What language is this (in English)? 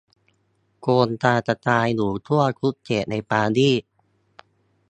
Thai